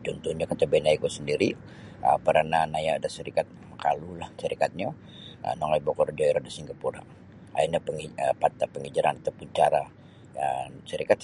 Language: Sabah Bisaya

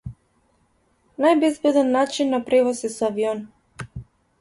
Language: Macedonian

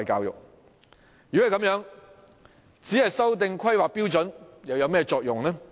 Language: Cantonese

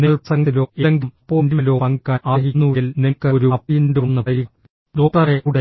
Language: Malayalam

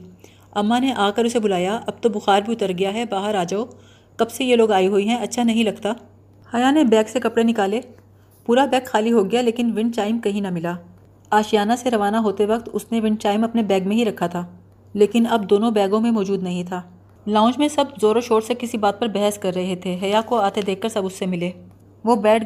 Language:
Urdu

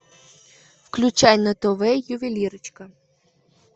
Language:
Russian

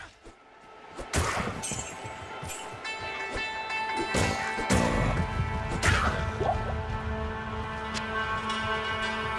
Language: Korean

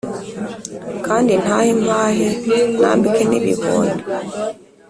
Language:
Kinyarwanda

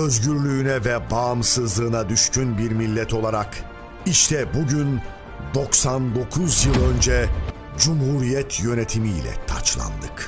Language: Turkish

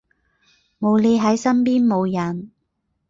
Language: Cantonese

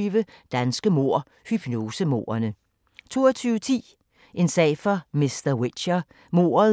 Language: Danish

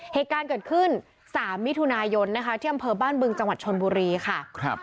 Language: Thai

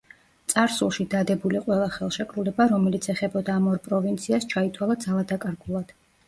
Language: Georgian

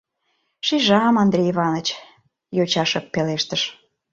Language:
Mari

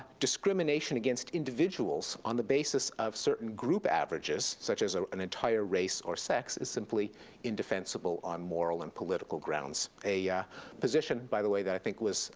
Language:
English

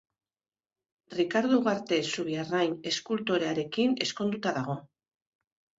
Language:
Basque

